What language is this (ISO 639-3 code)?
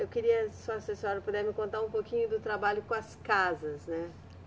por